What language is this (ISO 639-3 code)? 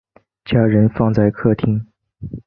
zho